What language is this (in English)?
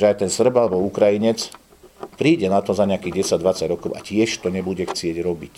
Slovak